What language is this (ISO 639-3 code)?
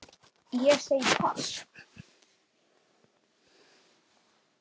isl